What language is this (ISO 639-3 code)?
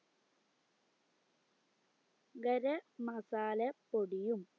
mal